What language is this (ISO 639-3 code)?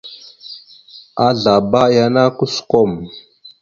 mxu